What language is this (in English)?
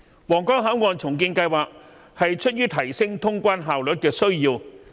Cantonese